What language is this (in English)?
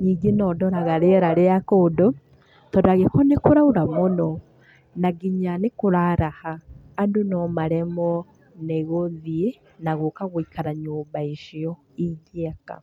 Kikuyu